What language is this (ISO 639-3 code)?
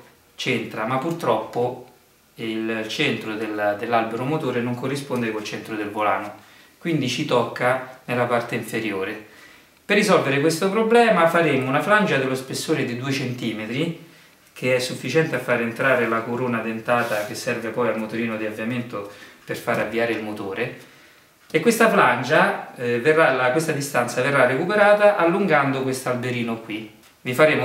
ita